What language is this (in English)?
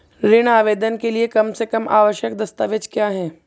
Hindi